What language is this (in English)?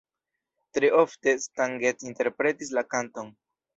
Esperanto